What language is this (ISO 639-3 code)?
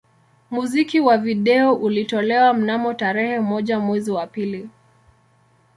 swa